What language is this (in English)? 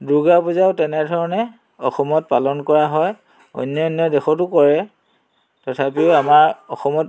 Assamese